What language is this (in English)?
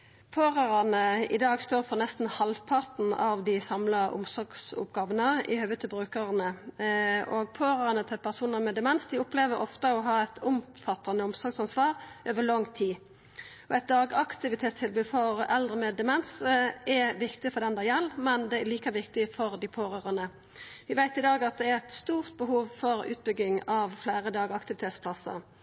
Norwegian Nynorsk